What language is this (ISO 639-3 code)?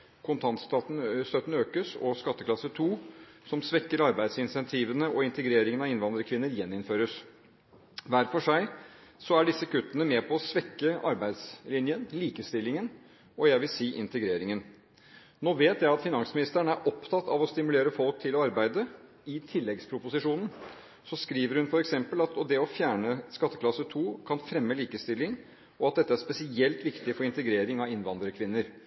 nob